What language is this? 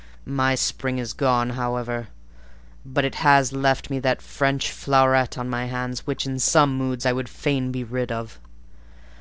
English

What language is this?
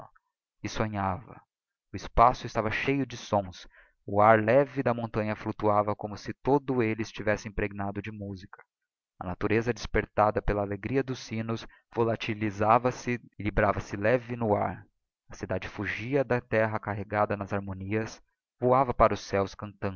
Portuguese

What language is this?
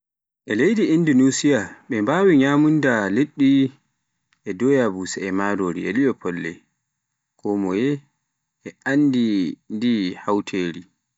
Pular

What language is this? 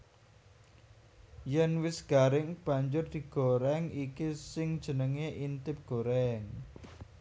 Javanese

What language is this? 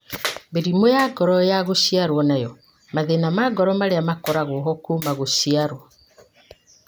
Kikuyu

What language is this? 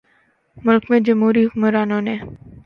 Urdu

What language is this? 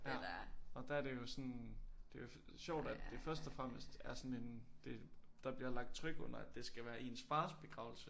Danish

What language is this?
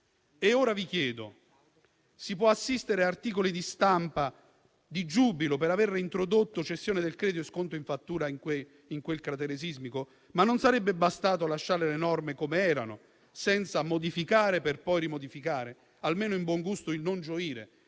Italian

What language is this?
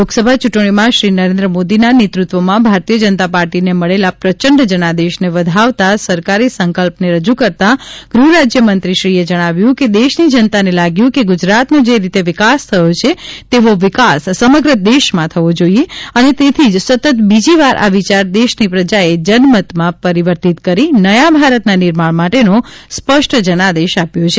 Gujarati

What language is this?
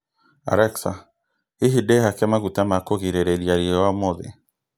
Kikuyu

